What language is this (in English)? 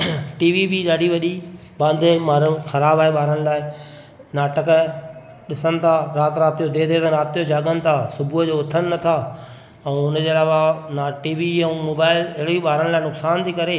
Sindhi